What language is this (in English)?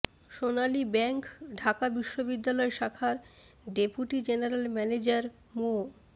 Bangla